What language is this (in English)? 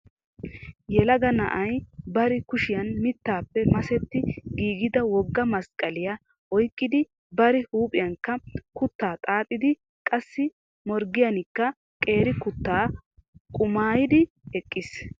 Wolaytta